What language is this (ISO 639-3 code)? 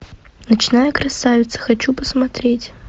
rus